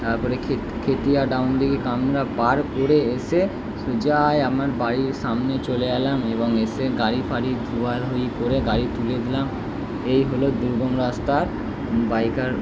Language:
Bangla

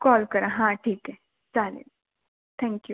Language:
Marathi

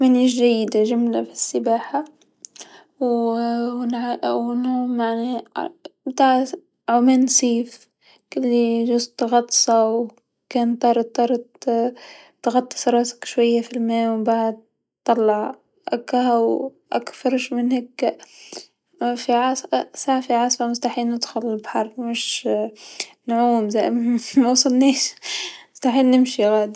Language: Tunisian Arabic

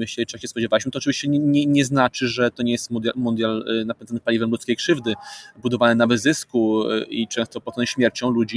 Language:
Polish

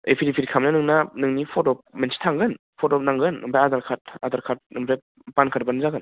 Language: Bodo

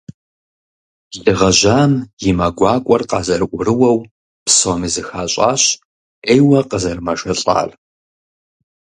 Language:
Kabardian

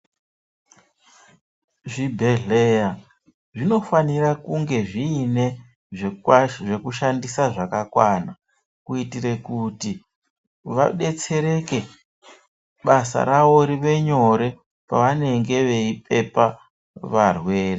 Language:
Ndau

